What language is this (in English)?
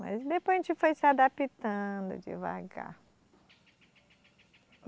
Portuguese